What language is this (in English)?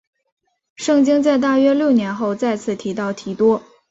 Chinese